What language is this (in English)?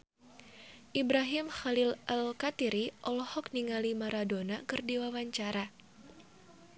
Sundanese